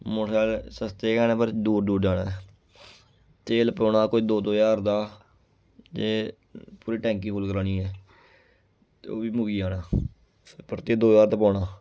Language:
Dogri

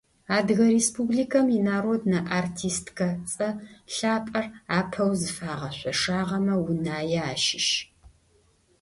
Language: Adyghe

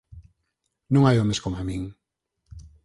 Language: Galician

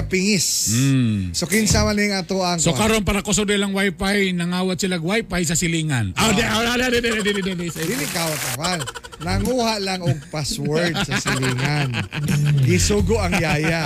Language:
Filipino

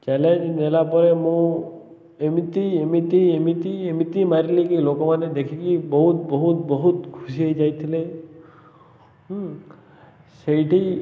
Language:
Odia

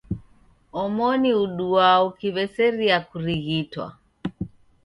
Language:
Taita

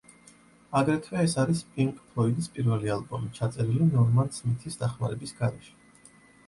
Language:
Georgian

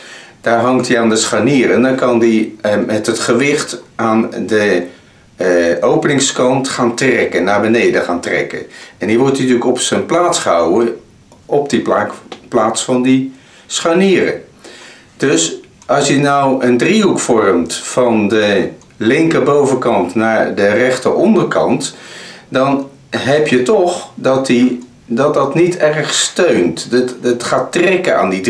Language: Dutch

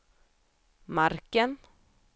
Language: Swedish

